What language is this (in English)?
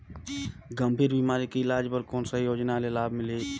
Chhattisgarhi